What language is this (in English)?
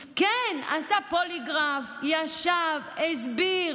Hebrew